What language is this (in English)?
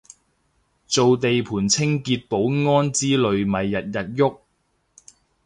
Cantonese